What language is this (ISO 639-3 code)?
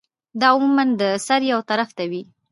pus